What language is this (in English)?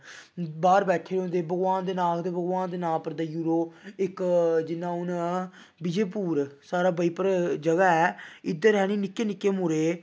Dogri